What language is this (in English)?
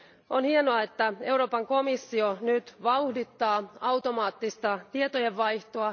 Finnish